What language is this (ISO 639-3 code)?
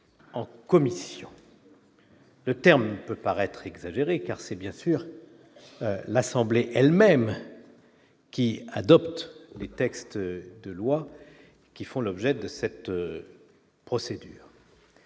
fra